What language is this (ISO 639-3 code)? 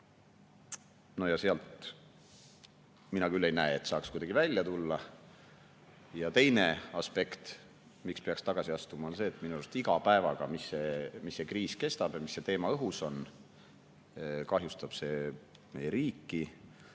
est